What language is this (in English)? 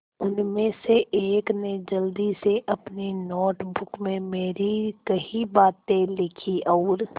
Hindi